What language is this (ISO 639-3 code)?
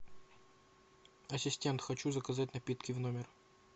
rus